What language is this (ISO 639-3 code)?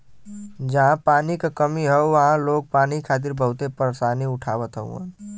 bho